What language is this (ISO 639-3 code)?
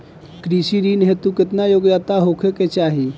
bho